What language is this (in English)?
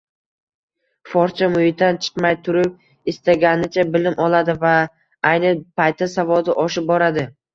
Uzbek